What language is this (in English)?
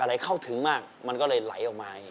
Thai